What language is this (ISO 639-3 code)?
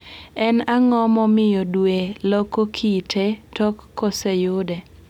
luo